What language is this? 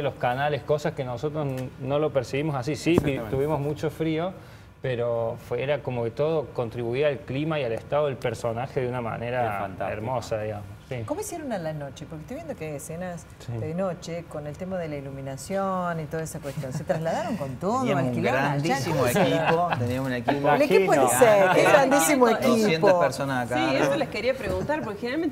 Spanish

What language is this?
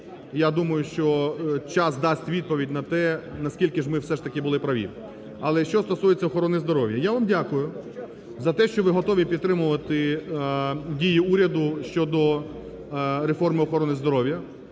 Ukrainian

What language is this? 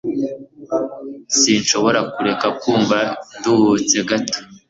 Kinyarwanda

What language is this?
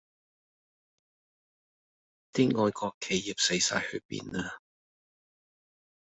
Cantonese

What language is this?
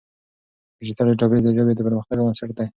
Pashto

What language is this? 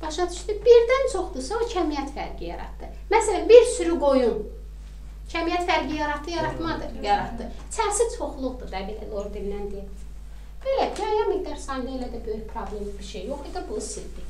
Turkish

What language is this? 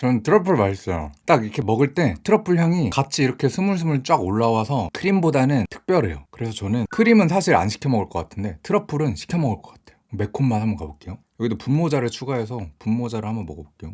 Korean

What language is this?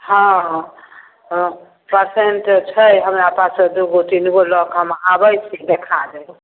Maithili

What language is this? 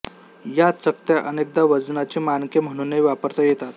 Marathi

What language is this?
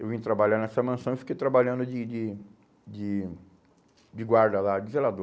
Portuguese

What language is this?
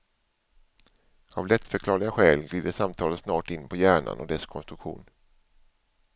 Swedish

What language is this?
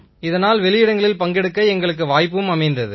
Tamil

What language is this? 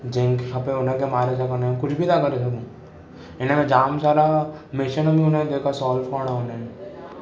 Sindhi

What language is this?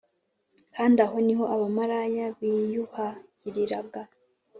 Kinyarwanda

